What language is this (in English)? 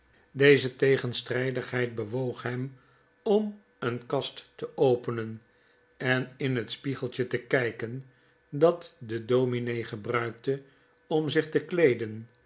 Dutch